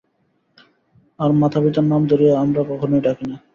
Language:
Bangla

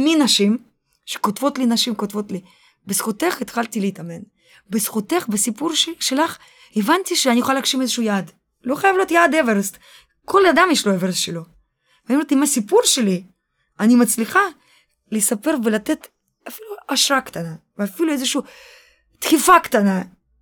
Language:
Hebrew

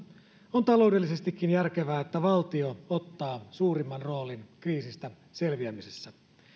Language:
Finnish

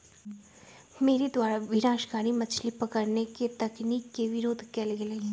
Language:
Magahi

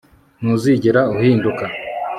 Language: Kinyarwanda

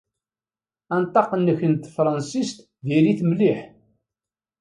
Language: Kabyle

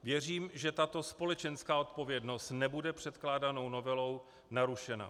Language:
Czech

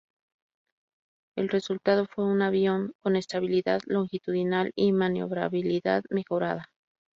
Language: Spanish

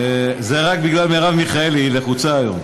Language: Hebrew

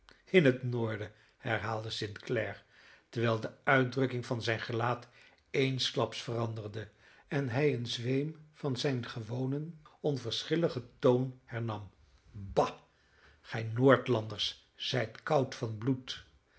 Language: Dutch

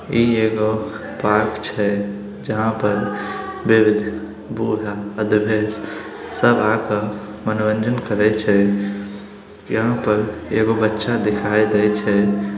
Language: Magahi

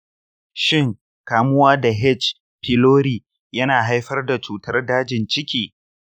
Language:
Hausa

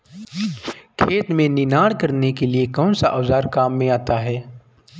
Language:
Hindi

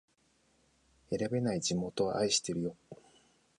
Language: Japanese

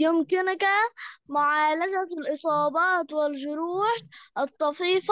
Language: Arabic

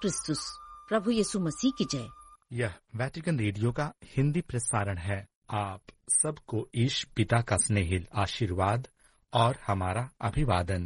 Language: Hindi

